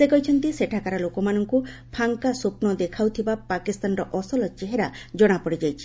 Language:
Odia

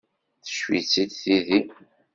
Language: Kabyle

